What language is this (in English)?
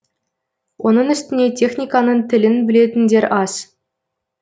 Kazakh